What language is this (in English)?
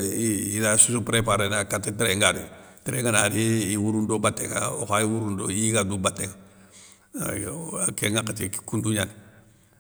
Soninke